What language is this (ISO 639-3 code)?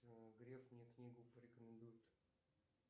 rus